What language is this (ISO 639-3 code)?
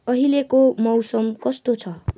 nep